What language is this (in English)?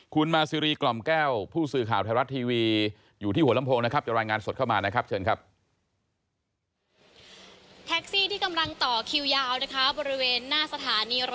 Thai